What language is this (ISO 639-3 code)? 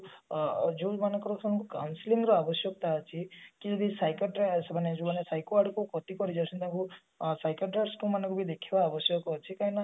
ori